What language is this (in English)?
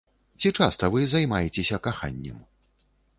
Belarusian